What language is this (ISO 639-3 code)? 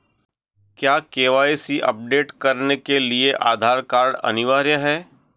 hin